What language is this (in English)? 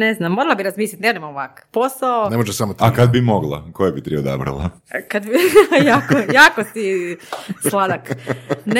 Croatian